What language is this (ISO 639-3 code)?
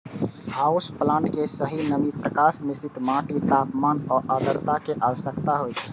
mai